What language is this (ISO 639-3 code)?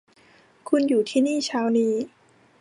tha